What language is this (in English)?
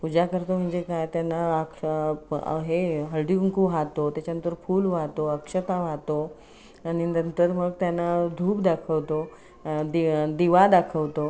Marathi